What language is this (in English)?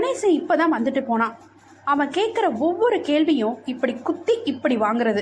Tamil